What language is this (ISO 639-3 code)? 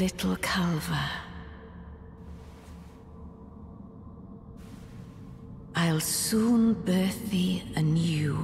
ita